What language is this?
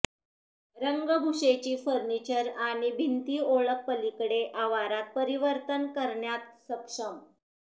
Marathi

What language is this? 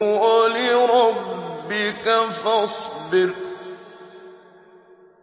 Arabic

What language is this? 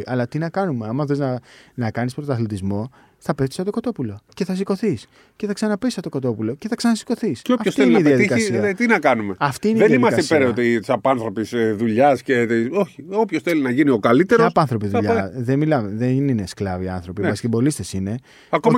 Greek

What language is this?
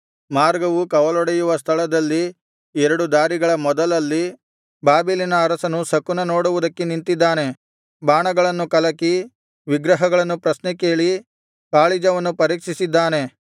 Kannada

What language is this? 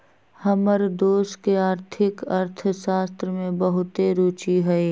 Magahi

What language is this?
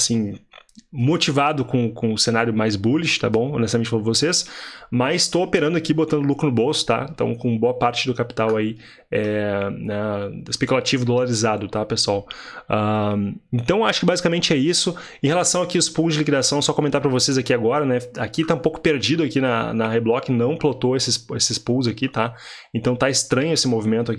Portuguese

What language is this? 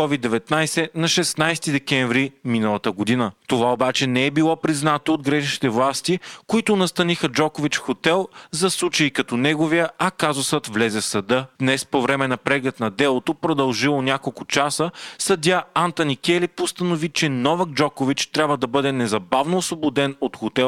Bulgarian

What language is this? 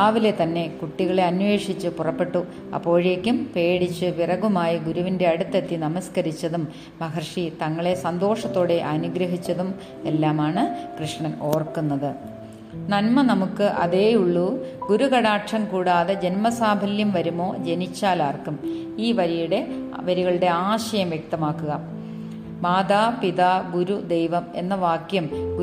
Malayalam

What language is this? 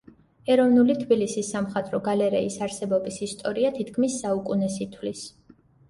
Georgian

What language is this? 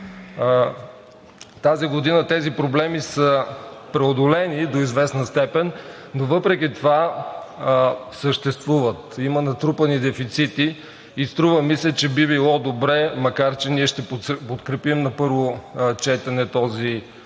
Bulgarian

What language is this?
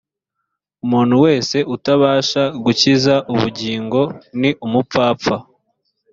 Kinyarwanda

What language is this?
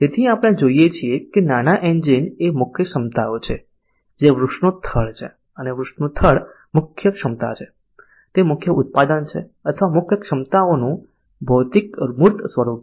Gujarati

